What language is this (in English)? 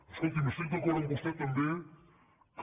Catalan